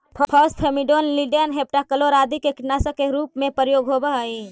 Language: Magahi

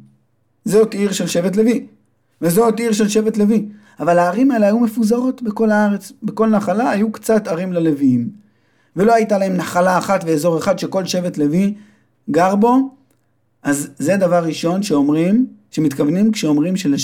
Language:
Hebrew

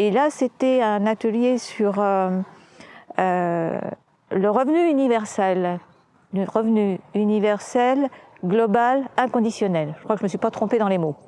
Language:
French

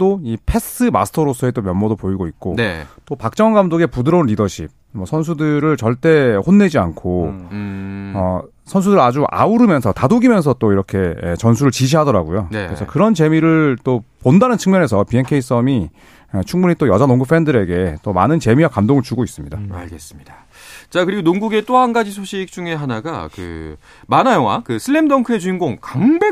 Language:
Korean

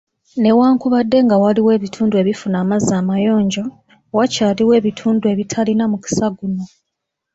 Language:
Ganda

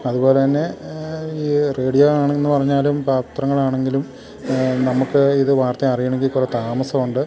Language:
Malayalam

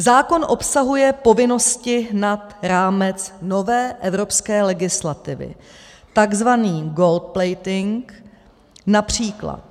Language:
Czech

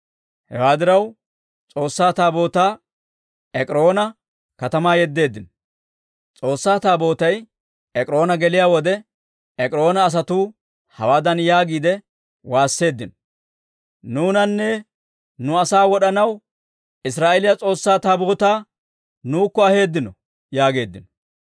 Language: Dawro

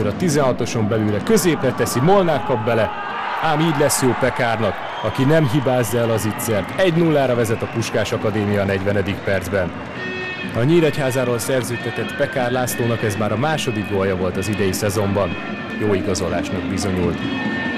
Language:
Hungarian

